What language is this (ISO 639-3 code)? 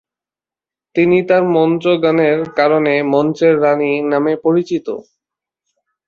ben